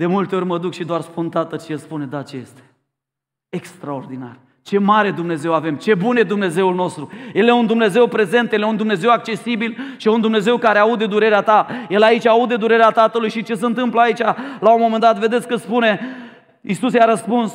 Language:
Romanian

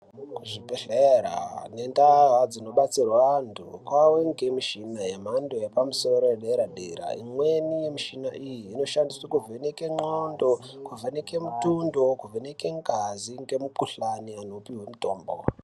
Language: Ndau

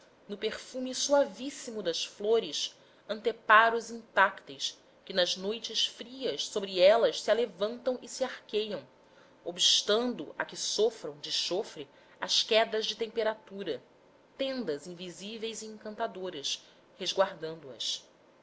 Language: Portuguese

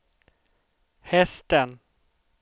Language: Swedish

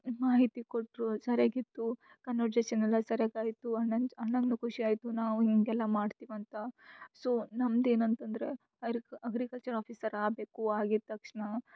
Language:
Kannada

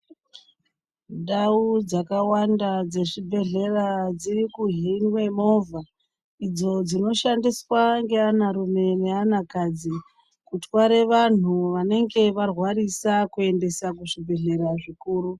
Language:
Ndau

